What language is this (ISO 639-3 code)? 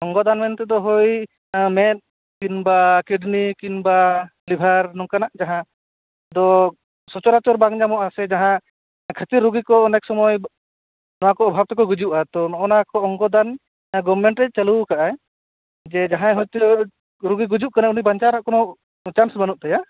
sat